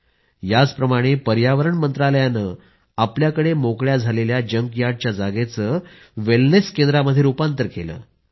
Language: Marathi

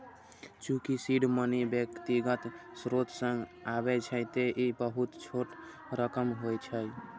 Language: Maithili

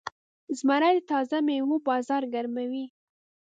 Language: Pashto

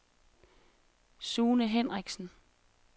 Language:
Danish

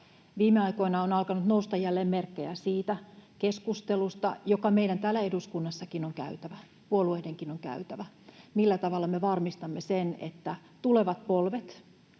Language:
Finnish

